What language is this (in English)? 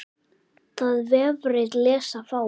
Icelandic